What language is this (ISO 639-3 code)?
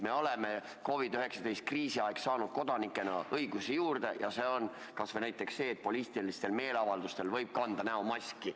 est